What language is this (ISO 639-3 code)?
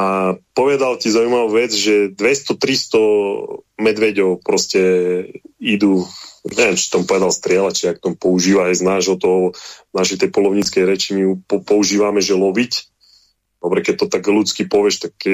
slk